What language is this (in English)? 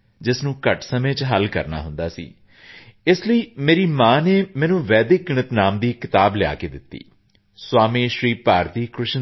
Punjabi